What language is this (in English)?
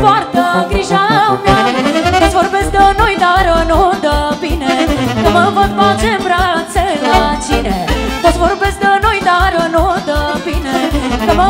Romanian